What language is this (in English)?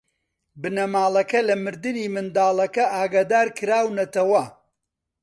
Central Kurdish